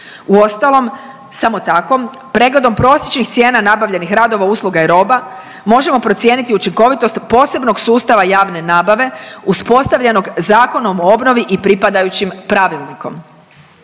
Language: Croatian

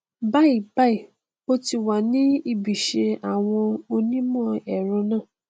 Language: Yoruba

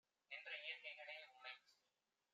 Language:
Tamil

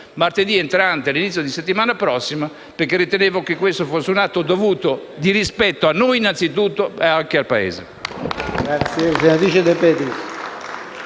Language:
Italian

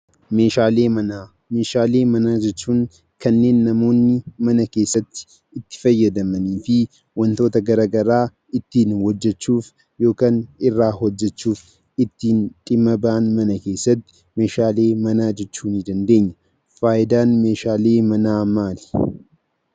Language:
Oromo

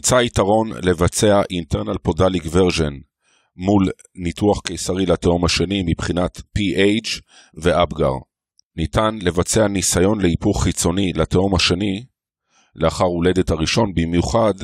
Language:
Hebrew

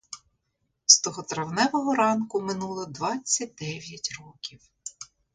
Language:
Ukrainian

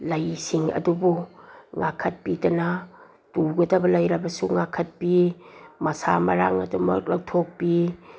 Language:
Manipuri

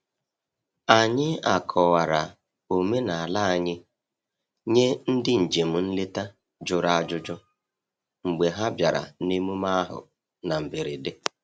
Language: Igbo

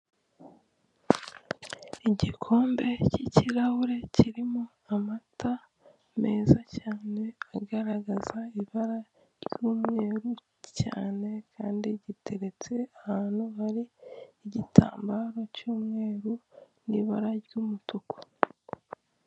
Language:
Kinyarwanda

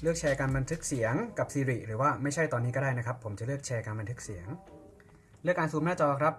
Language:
Thai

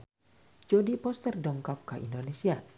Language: Sundanese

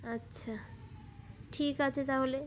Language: Bangla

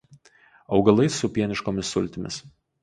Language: Lithuanian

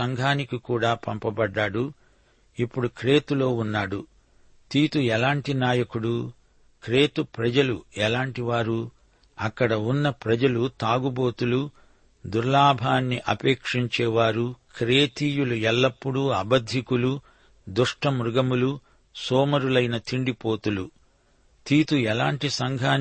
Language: Telugu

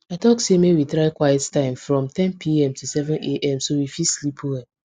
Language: Nigerian Pidgin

